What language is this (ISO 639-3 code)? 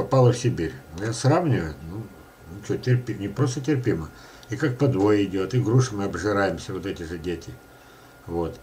rus